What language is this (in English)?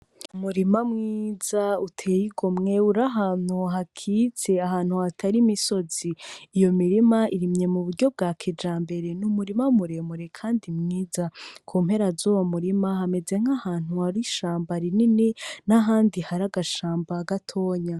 Rundi